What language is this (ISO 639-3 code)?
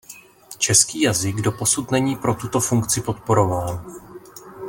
ces